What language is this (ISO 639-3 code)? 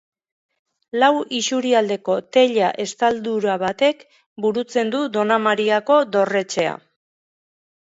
eus